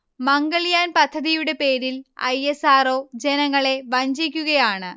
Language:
Malayalam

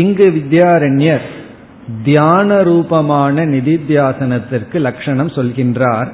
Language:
Tamil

